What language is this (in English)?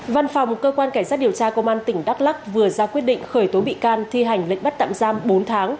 Vietnamese